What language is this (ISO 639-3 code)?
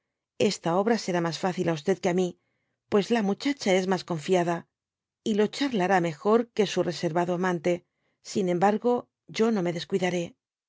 spa